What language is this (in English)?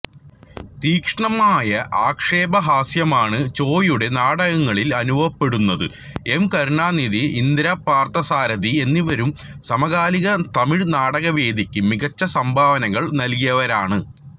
Malayalam